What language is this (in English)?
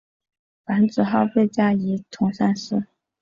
Chinese